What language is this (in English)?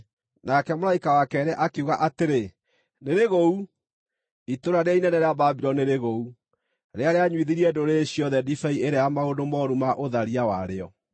Kikuyu